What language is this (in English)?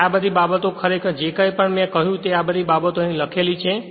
Gujarati